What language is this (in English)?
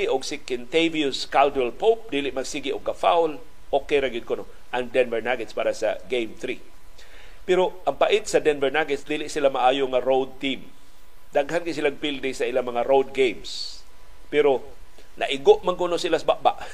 Filipino